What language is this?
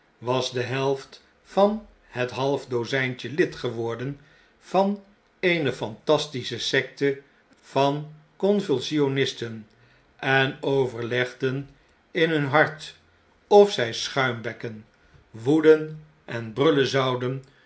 Dutch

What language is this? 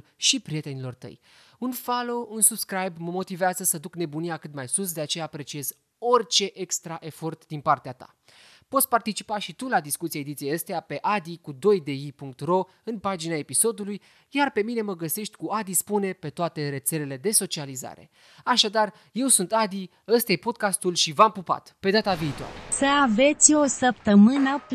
Romanian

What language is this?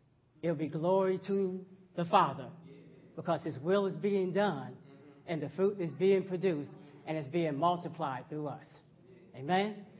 English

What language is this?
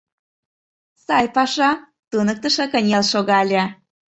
Mari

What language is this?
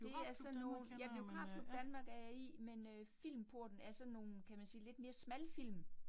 Danish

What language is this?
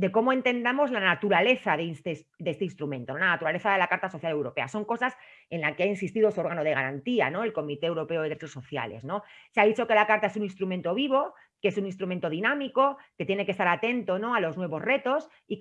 Spanish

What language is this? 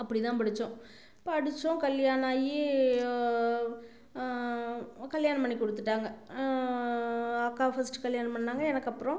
Tamil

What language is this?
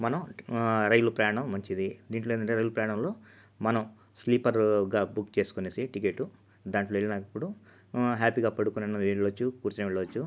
Telugu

